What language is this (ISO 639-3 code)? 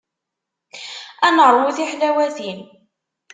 kab